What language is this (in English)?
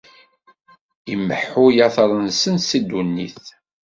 Kabyle